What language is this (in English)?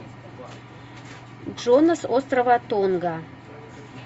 Russian